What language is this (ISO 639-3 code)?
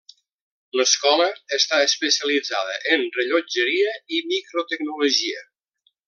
cat